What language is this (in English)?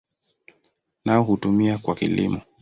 Swahili